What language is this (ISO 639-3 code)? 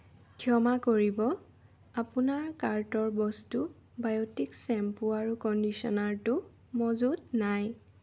asm